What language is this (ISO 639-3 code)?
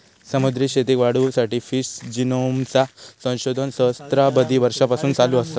mar